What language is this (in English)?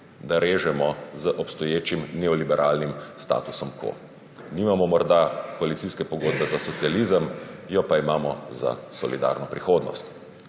Slovenian